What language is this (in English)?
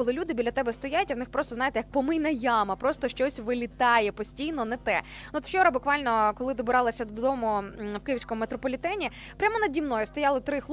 Ukrainian